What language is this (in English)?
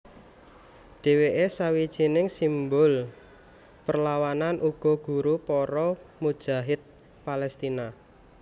Javanese